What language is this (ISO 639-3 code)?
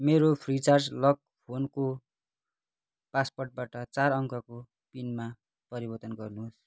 nep